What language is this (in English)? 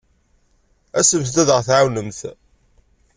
Kabyle